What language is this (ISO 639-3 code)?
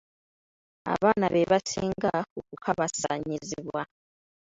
lug